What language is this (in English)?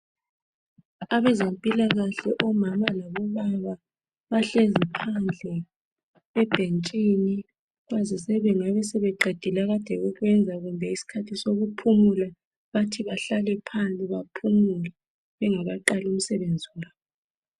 North Ndebele